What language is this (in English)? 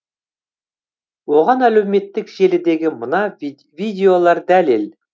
Kazakh